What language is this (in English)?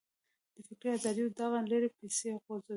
Pashto